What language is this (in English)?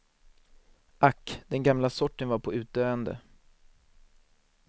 Swedish